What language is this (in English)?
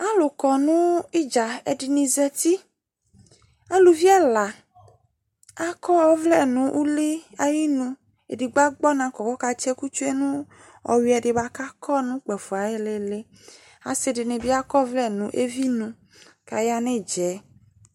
Ikposo